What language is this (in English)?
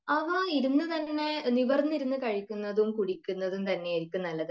Malayalam